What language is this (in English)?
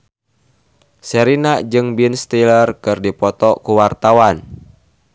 Sundanese